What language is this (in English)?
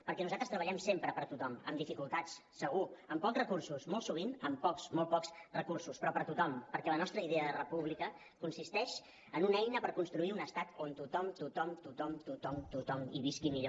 Catalan